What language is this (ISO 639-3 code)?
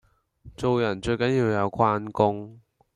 yue